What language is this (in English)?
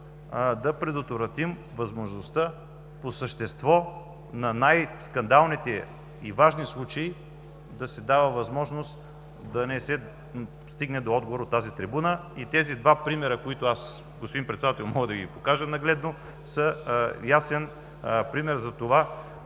Bulgarian